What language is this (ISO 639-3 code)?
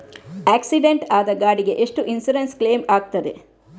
kan